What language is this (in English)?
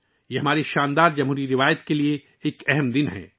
Urdu